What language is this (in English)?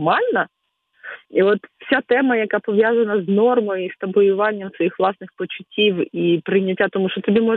Ukrainian